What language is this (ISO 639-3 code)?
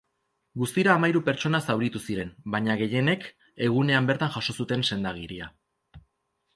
eus